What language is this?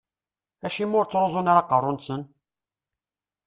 Kabyle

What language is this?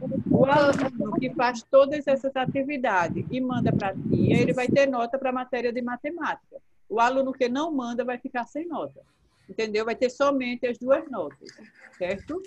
Portuguese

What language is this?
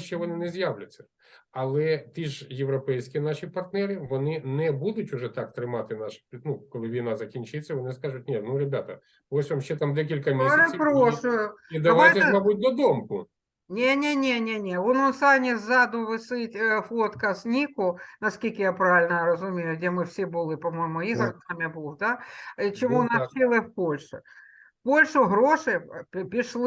Ukrainian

